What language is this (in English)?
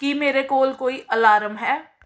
Punjabi